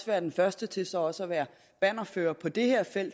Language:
Danish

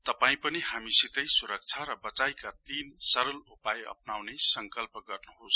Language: Nepali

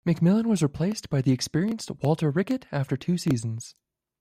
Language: English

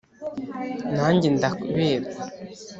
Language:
Kinyarwanda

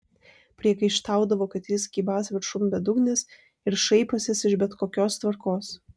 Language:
Lithuanian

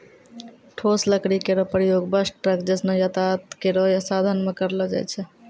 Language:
Maithili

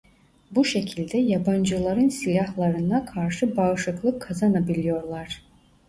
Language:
Turkish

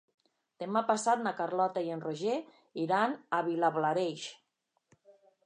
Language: Catalan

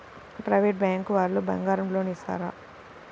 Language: Telugu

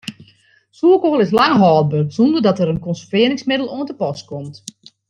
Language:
Western Frisian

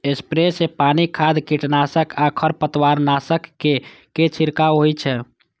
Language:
Maithili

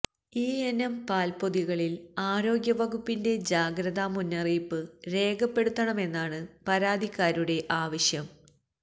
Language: Malayalam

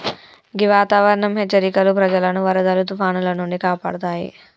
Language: Telugu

